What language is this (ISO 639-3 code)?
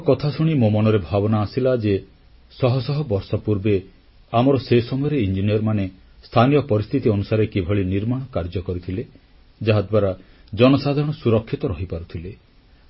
ori